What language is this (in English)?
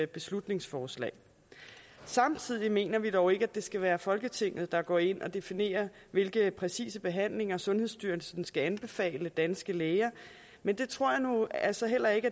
Danish